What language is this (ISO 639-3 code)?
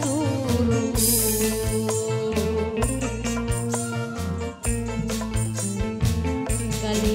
ind